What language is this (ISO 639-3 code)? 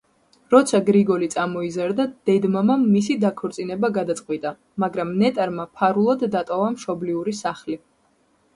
kat